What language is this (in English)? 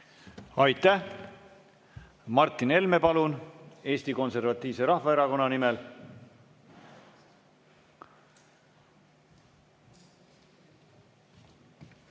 Estonian